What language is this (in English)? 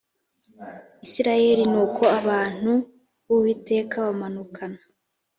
Kinyarwanda